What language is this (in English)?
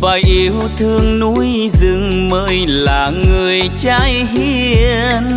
Vietnamese